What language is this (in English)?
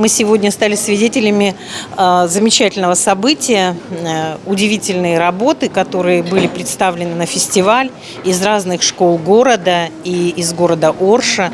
Russian